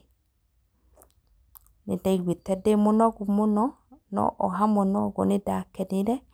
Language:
Kikuyu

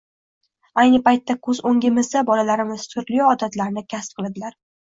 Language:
Uzbek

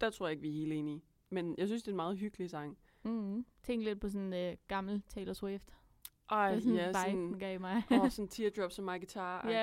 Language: Danish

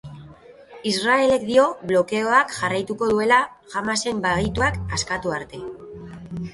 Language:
Basque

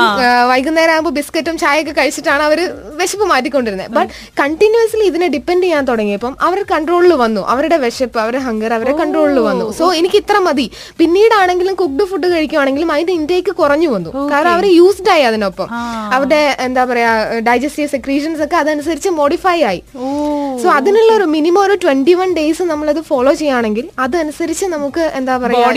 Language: Malayalam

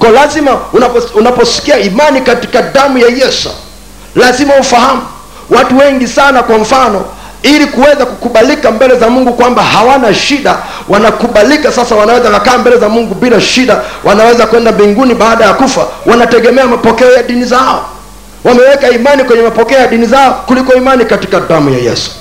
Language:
Swahili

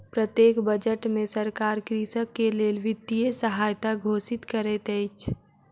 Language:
Maithili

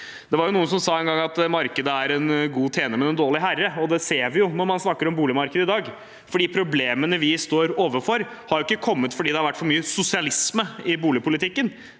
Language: Norwegian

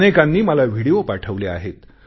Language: Marathi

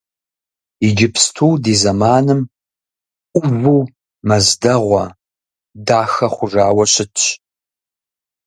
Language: Kabardian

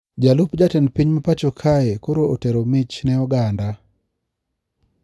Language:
Luo (Kenya and Tanzania)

